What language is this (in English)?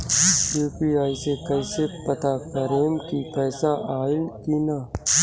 Bhojpuri